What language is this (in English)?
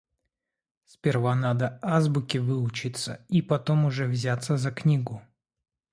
Russian